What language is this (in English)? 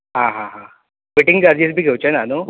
Konkani